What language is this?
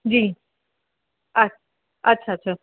Sindhi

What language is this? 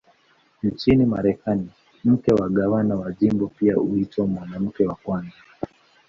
Swahili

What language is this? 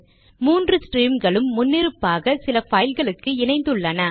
Tamil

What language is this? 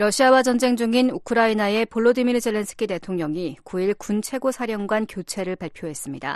Korean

